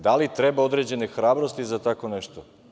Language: Serbian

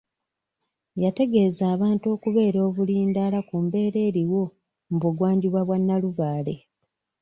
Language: Ganda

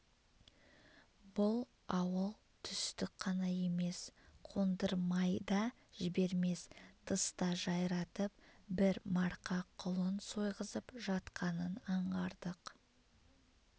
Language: Kazakh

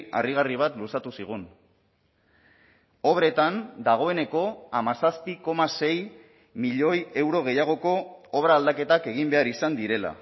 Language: Basque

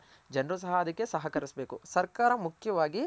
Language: Kannada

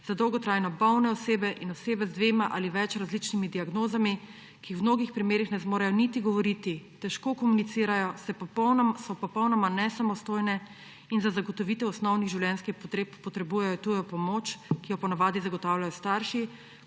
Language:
Slovenian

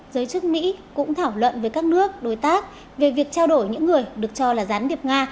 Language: Vietnamese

